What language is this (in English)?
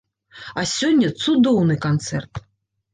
Belarusian